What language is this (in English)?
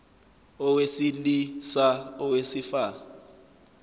Zulu